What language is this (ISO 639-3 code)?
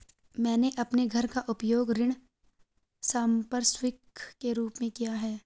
hin